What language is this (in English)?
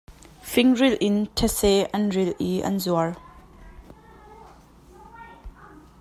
Hakha Chin